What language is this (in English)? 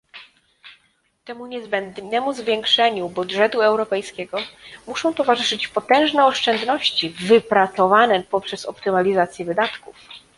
Polish